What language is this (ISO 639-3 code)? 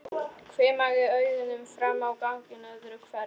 isl